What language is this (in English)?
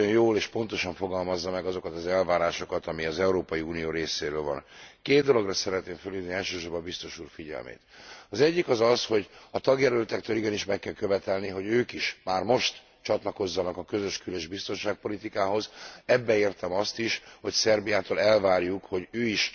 Hungarian